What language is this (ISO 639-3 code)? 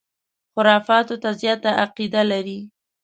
pus